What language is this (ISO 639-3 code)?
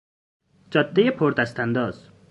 fas